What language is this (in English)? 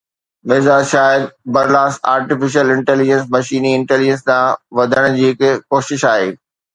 Sindhi